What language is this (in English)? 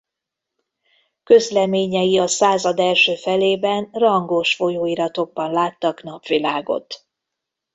Hungarian